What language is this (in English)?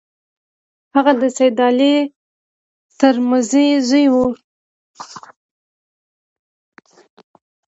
Pashto